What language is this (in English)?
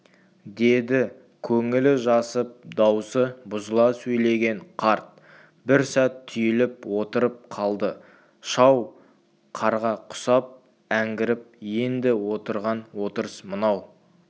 Kazakh